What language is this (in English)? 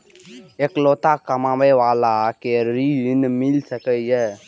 Maithili